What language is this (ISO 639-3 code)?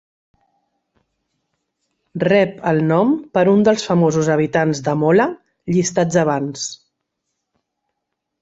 cat